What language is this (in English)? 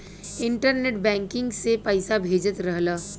Bhojpuri